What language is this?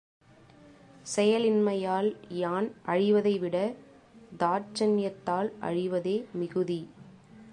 Tamil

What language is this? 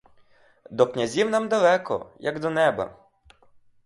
Ukrainian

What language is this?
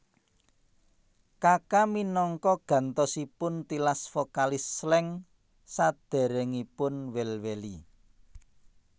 Javanese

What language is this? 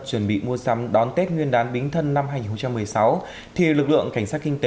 Vietnamese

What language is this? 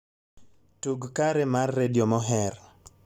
Luo (Kenya and Tanzania)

